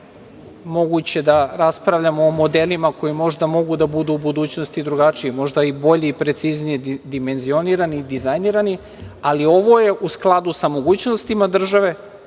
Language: Serbian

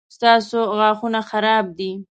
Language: Pashto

